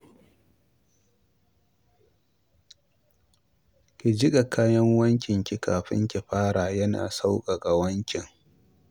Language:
Hausa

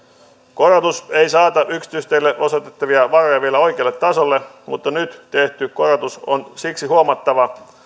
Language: Finnish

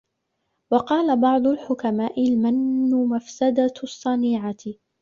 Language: Arabic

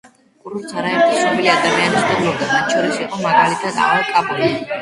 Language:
Georgian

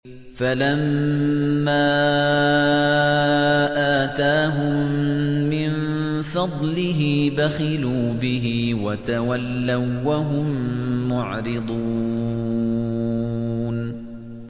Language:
Arabic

